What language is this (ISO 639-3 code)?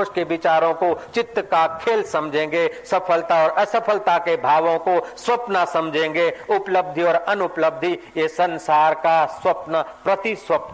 hin